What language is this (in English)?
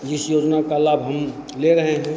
Hindi